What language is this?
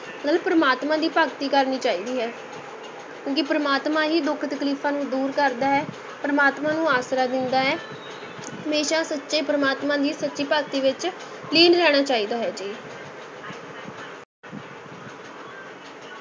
Punjabi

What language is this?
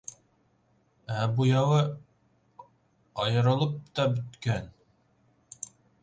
Bashkir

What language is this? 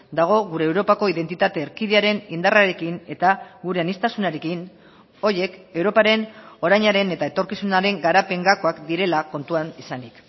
Basque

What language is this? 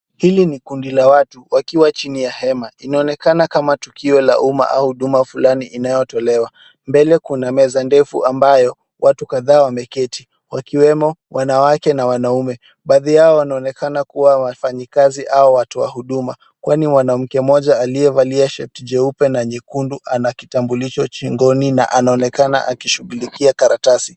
Swahili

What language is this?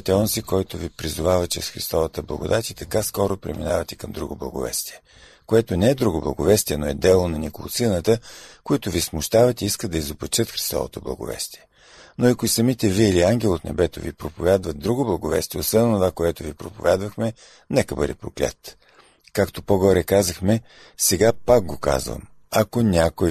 Bulgarian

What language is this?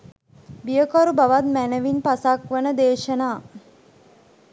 Sinhala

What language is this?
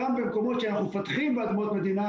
Hebrew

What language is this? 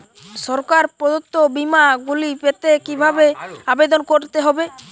Bangla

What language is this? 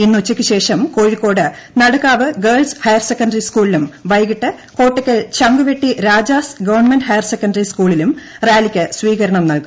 Malayalam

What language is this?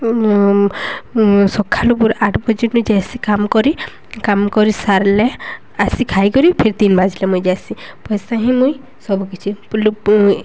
Odia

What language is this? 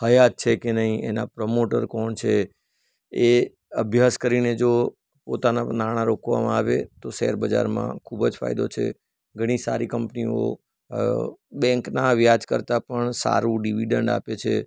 Gujarati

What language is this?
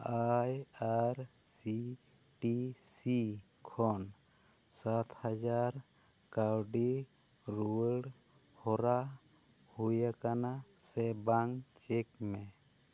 Santali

